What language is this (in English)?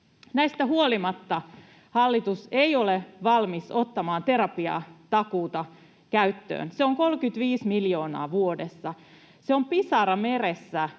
Finnish